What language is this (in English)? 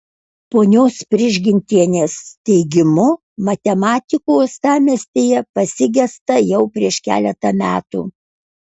Lithuanian